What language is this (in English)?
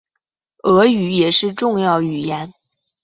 Chinese